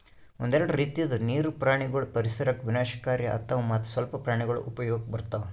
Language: Kannada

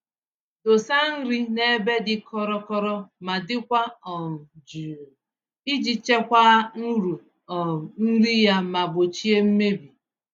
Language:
Igbo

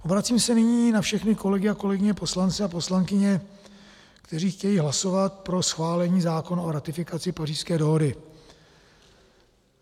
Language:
Czech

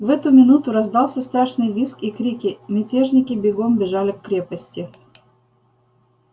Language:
Russian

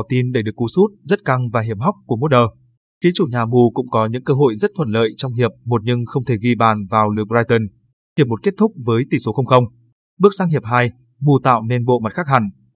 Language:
Vietnamese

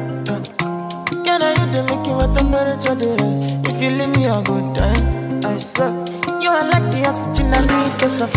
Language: Slovak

